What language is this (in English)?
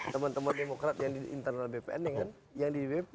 Indonesian